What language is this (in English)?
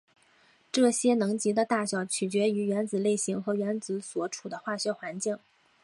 Chinese